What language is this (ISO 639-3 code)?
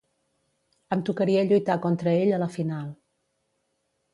cat